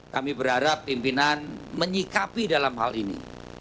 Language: Indonesian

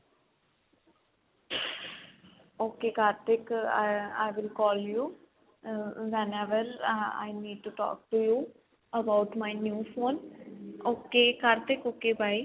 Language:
Punjabi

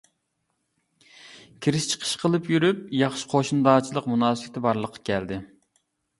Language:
Uyghur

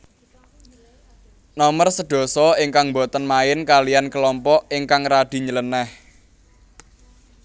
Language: Javanese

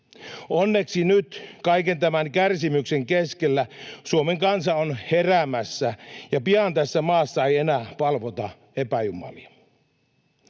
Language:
Finnish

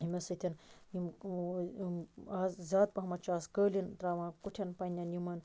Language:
Kashmiri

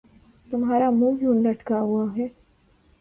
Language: Urdu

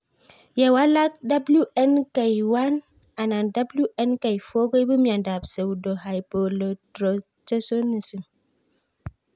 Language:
Kalenjin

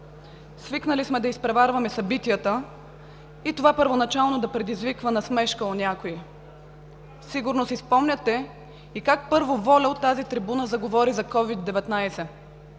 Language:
Bulgarian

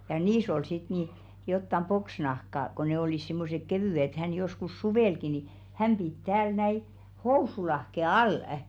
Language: Finnish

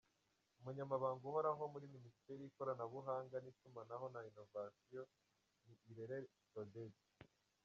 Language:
Kinyarwanda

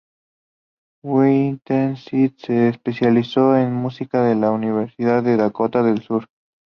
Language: Spanish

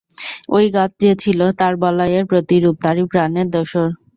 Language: Bangla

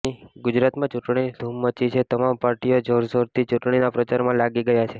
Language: Gujarati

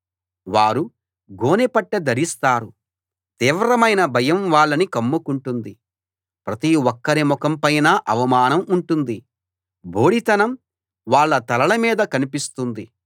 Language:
Telugu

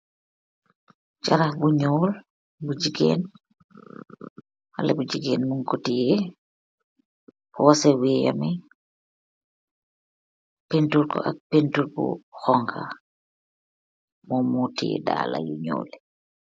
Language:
Wolof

